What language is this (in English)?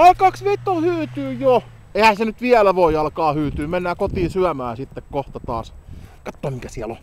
Finnish